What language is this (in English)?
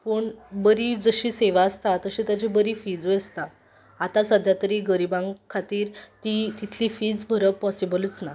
Konkani